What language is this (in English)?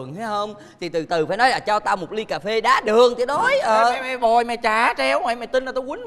Vietnamese